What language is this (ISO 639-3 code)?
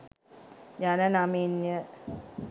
sin